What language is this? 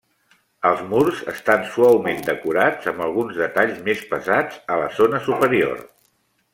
Catalan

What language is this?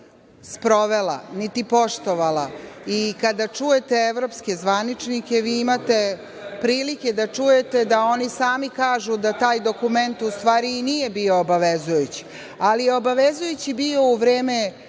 Serbian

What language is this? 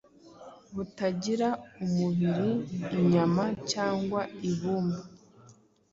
Kinyarwanda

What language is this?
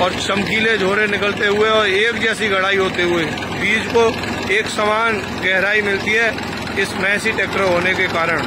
Hindi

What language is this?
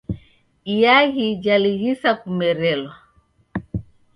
Taita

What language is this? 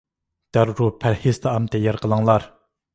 Uyghur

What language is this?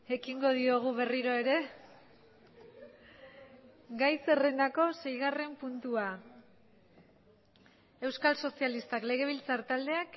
Basque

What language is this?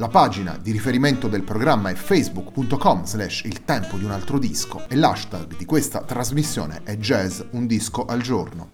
Italian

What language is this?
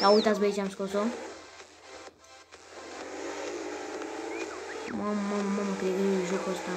Romanian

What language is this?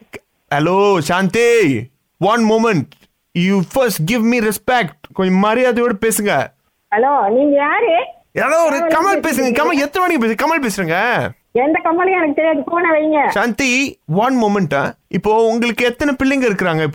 Tamil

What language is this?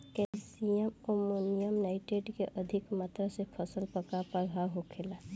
Bhojpuri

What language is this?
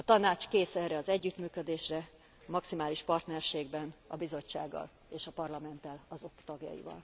Hungarian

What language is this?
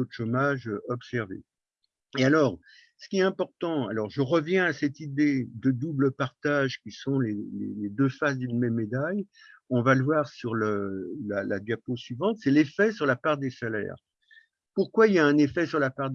French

